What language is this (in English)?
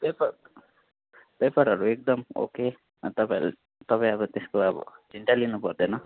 Nepali